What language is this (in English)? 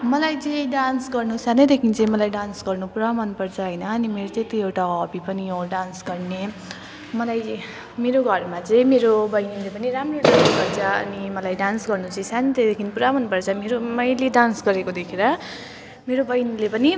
Nepali